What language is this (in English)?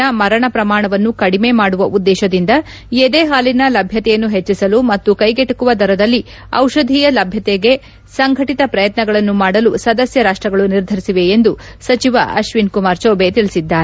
Kannada